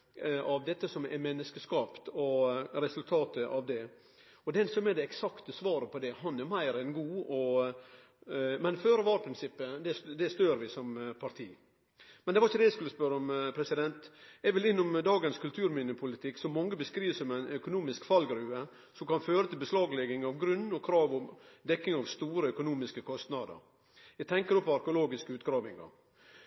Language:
Norwegian Nynorsk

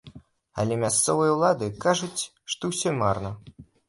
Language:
Belarusian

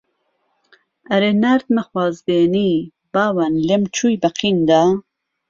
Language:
Central Kurdish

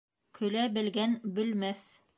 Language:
Bashkir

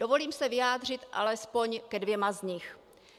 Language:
Czech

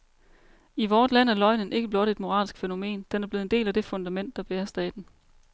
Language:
Danish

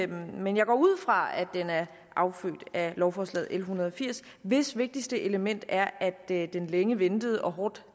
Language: Danish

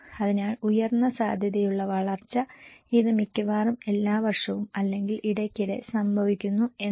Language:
Malayalam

